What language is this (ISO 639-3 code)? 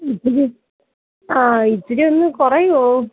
mal